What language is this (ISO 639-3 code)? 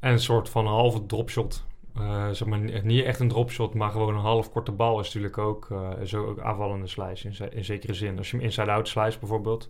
nld